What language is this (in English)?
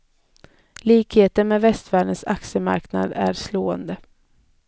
Swedish